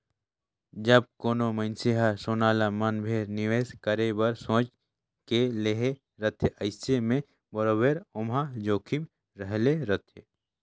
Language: Chhattisgarhi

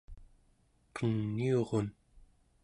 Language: Central Yupik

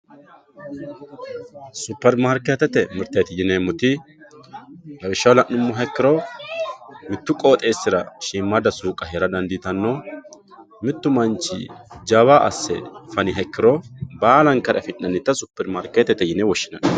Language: Sidamo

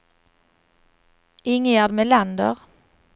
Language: Swedish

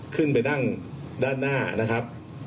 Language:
Thai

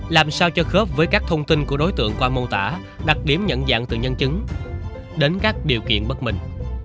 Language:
Vietnamese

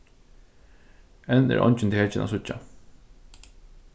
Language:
Faroese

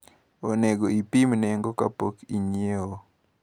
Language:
Luo (Kenya and Tanzania)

